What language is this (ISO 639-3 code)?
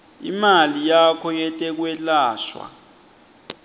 ssw